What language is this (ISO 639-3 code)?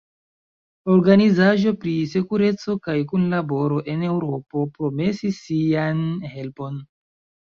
epo